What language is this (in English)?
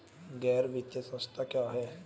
Hindi